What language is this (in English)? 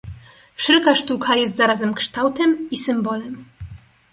Polish